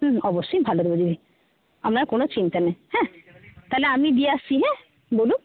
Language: Bangla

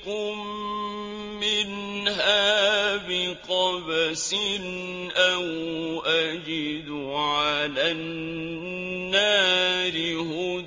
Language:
Arabic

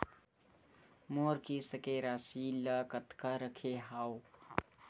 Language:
Chhattisgarhi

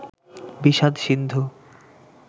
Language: Bangla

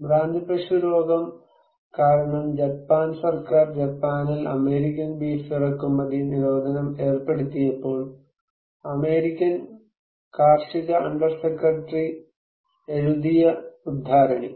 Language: Malayalam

